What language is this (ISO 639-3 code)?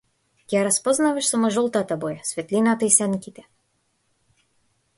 mkd